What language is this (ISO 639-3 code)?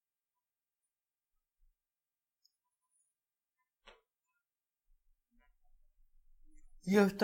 ell